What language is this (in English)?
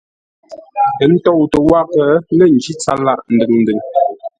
Ngombale